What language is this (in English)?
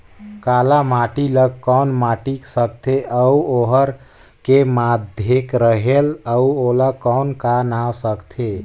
Chhattisgarhi